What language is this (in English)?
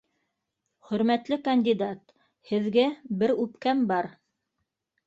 Bashkir